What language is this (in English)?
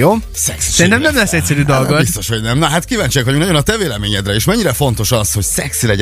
Hungarian